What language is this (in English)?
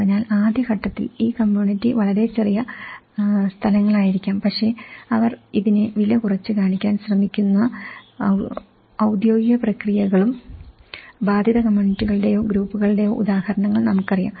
Malayalam